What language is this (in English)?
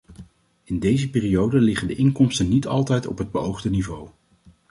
Dutch